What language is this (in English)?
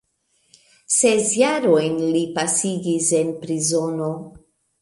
Esperanto